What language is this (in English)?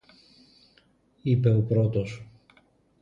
Greek